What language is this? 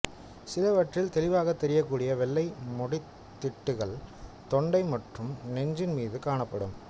Tamil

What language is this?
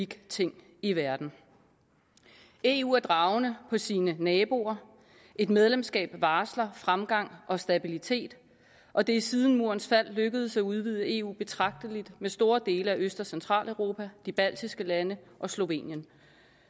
Danish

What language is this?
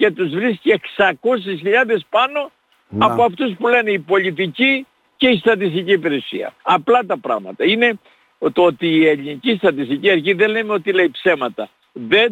Greek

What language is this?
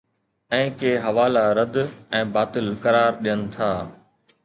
Sindhi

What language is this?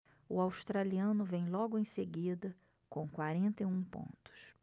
Portuguese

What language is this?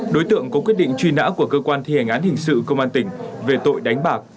Vietnamese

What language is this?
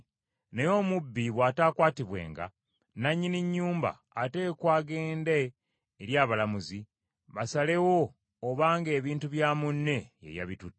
Ganda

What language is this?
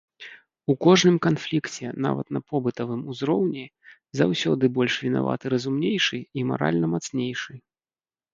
Belarusian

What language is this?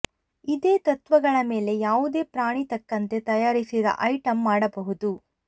Kannada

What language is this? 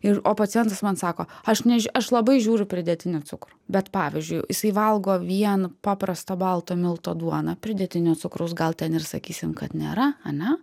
Lithuanian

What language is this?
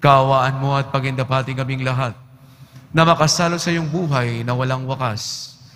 Filipino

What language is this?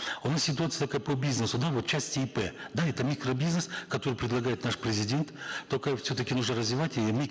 Kazakh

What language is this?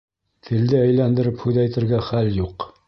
Bashkir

